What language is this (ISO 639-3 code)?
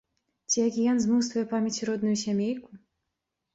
bel